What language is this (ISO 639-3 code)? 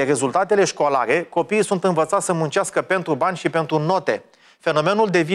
ron